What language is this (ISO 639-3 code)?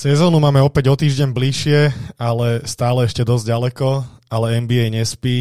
slk